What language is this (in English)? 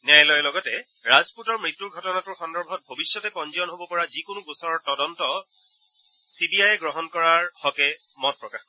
Assamese